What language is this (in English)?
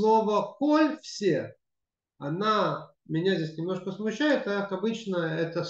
Russian